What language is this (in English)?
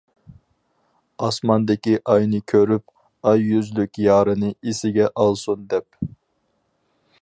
Uyghur